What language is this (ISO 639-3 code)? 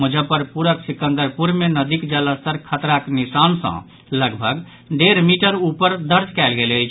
mai